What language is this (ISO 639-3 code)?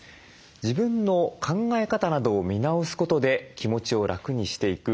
jpn